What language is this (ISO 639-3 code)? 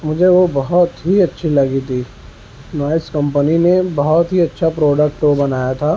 urd